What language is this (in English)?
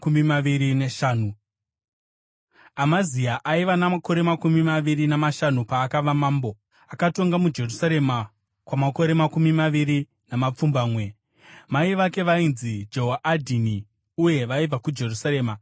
Shona